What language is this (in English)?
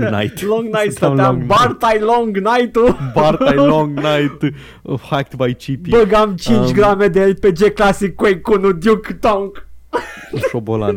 Romanian